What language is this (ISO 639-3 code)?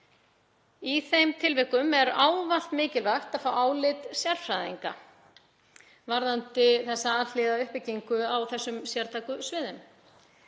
isl